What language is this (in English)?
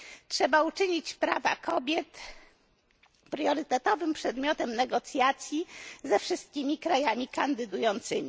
Polish